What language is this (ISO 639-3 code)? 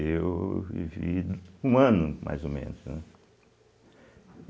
por